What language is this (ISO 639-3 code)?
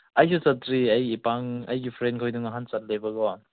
mni